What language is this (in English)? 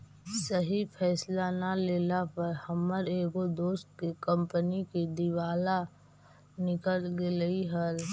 Magahi